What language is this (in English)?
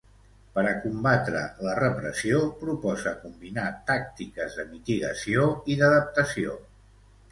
Catalan